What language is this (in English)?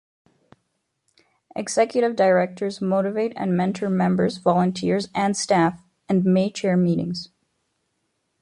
English